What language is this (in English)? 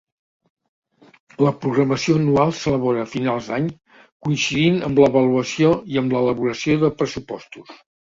Catalan